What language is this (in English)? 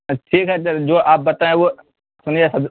Urdu